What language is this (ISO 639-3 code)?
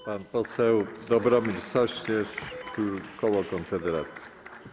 pol